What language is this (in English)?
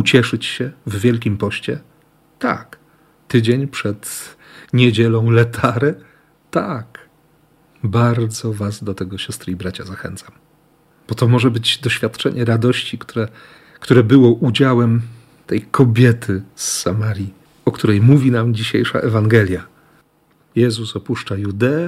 Polish